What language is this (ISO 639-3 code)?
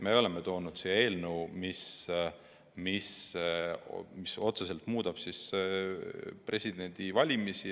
est